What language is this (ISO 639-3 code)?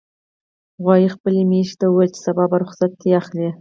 pus